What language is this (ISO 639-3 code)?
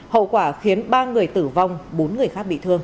vie